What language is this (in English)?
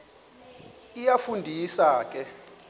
Xhosa